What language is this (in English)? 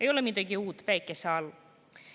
Estonian